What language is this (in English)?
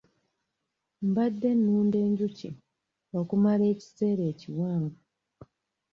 Ganda